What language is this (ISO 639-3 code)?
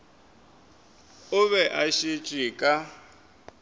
nso